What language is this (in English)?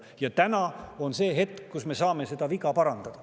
Estonian